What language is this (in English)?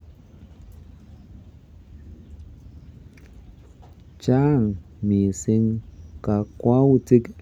Kalenjin